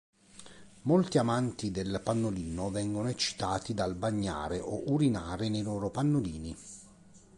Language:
Italian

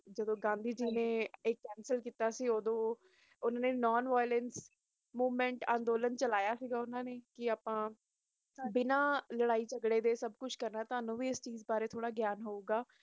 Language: Punjabi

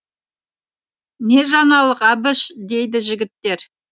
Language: Kazakh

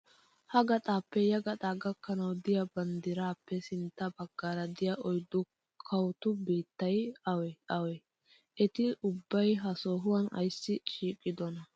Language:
Wolaytta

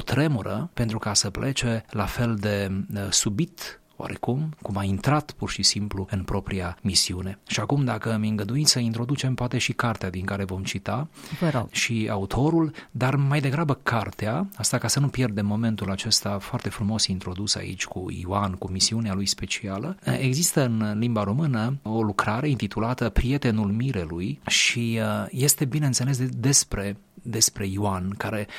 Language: Romanian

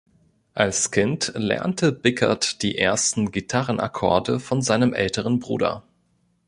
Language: German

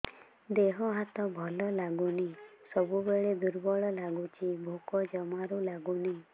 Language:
Odia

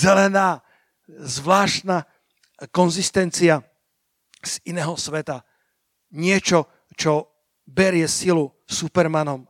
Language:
Slovak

